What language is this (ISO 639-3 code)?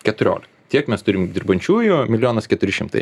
lit